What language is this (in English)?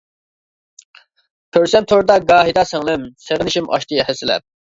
Uyghur